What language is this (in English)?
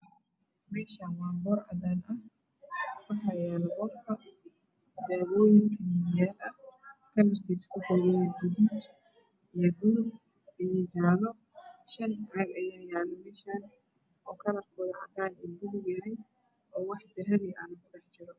Somali